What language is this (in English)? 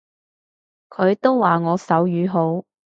Cantonese